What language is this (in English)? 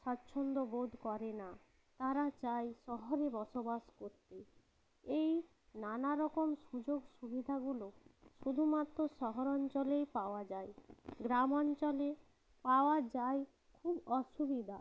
Bangla